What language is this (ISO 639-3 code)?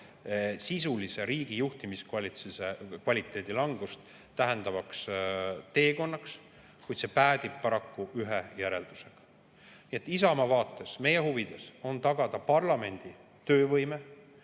est